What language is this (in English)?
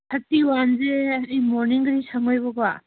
Manipuri